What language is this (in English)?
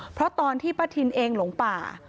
Thai